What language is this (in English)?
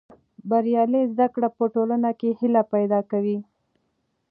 Pashto